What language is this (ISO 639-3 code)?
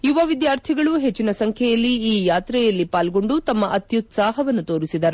kan